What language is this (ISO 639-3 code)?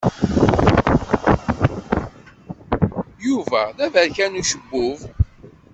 kab